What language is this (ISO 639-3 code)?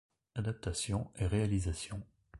fra